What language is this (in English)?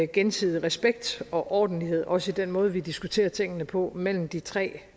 Danish